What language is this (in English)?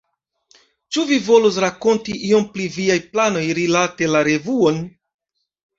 Esperanto